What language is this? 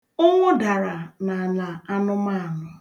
Igbo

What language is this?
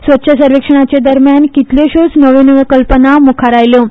Konkani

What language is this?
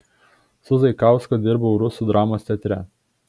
Lithuanian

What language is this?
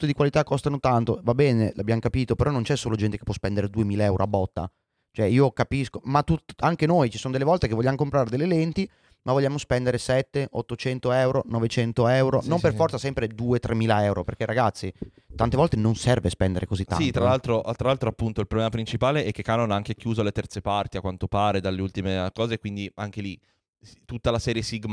Italian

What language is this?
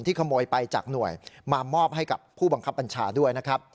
Thai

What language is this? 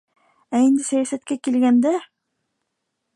Bashkir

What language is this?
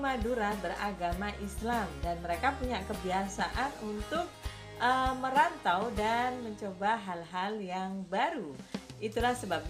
Indonesian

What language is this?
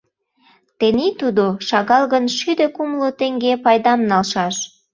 Mari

